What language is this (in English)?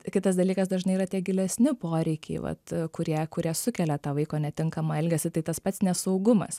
Lithuanian